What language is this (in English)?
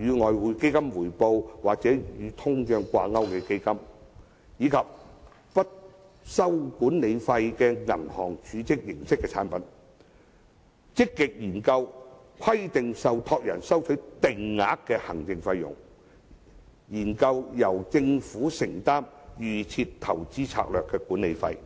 Cantonese